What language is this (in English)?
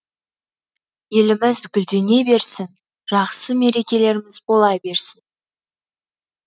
Kazakh